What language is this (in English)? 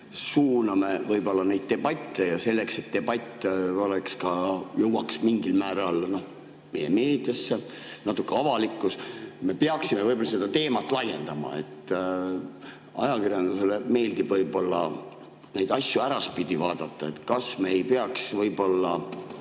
Estonian